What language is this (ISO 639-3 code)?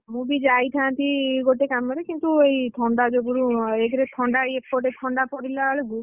ori